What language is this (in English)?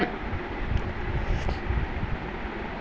Telugu